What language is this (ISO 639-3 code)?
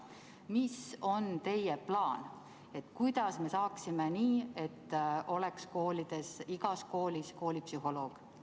est